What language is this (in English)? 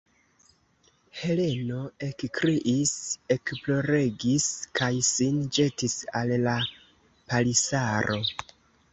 Esperanto